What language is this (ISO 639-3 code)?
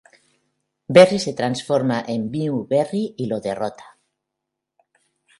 spa